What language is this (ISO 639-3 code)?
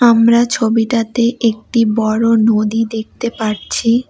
ben